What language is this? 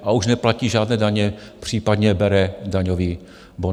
Czech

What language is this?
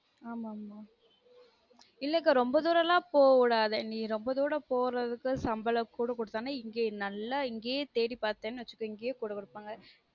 Tamil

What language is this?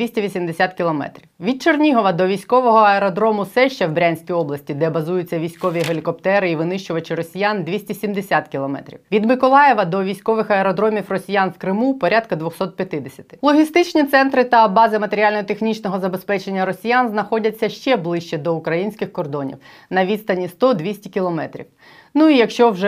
Ukrainian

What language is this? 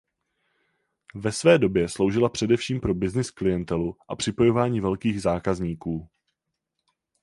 Czech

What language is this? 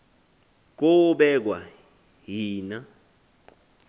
Xhosa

